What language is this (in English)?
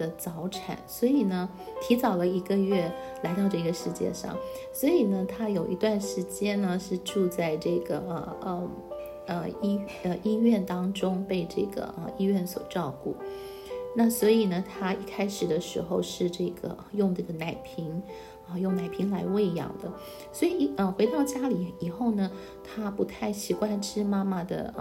Chinese